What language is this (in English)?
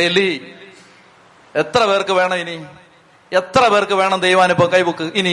Malayalam